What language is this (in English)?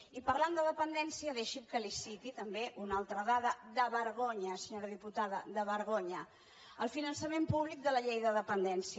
Catalan